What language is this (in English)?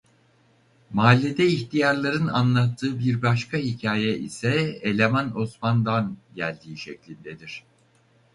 Turkish